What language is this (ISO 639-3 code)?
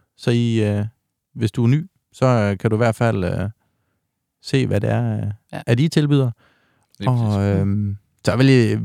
dan